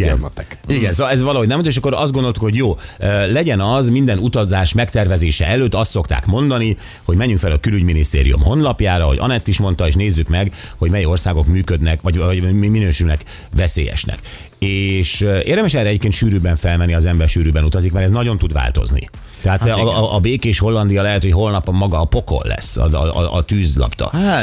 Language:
Hungarian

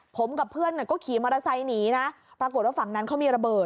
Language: Thai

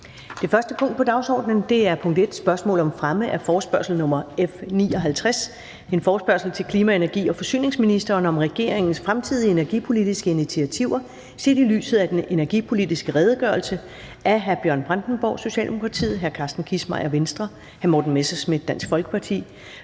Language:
Danish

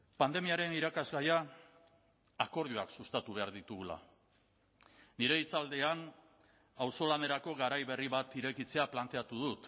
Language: Basque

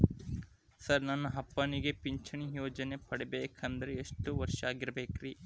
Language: Kannada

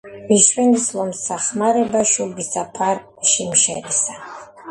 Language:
Georgian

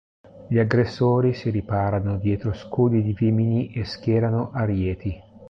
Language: Italian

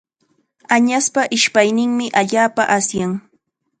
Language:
Chiquián Ancash Quechua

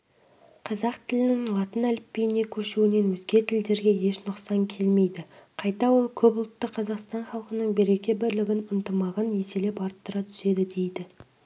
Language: Kazakh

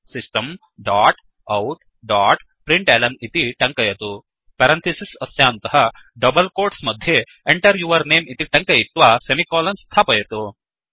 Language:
Sanskrit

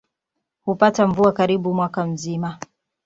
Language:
Swahili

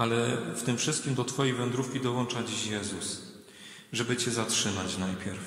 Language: Polish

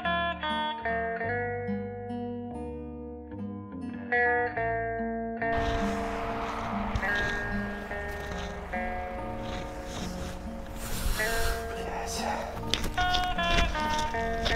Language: Russian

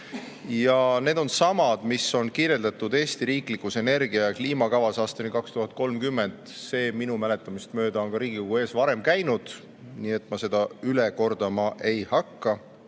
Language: Estonian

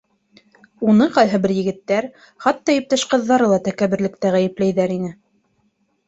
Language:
Bashkir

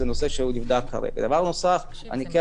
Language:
Hebrew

